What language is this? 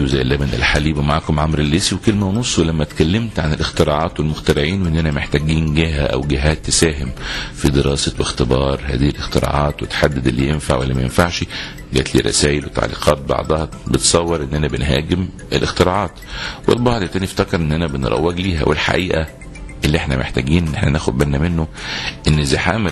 Arabic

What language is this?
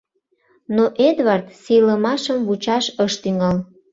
Mari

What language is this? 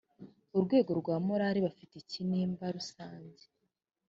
Kinyarwanda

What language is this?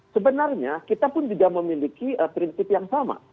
Indonesian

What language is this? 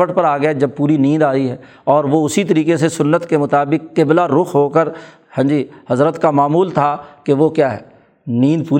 Urdu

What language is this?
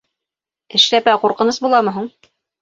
Bashkir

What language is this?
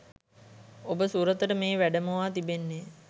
Sinhala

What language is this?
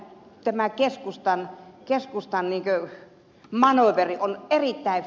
Finnish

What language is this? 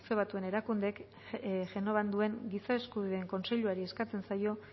Basque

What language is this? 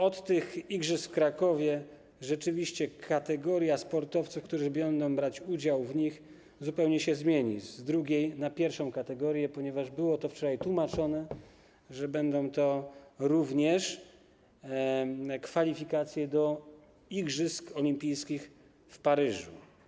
Polish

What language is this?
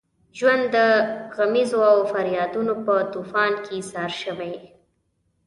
Pashto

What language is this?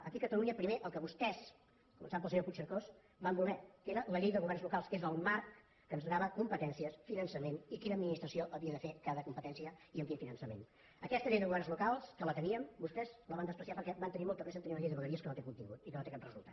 Catalan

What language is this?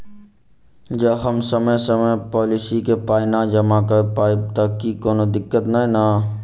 Maithili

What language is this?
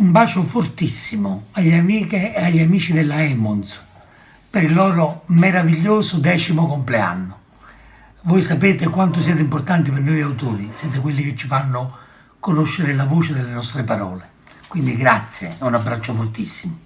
Italian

